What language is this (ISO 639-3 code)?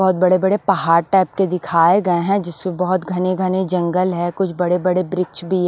hin